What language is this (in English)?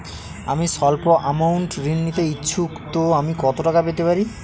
Bangla